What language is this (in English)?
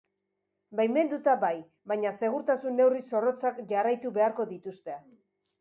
Basque